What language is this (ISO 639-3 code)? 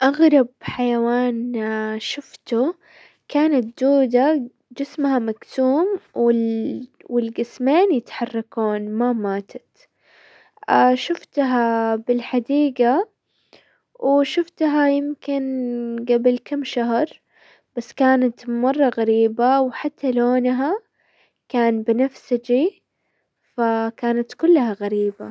acw